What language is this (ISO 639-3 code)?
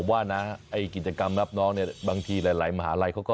tha